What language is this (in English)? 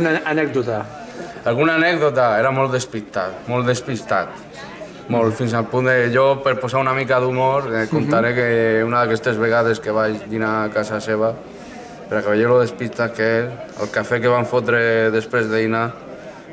Spanish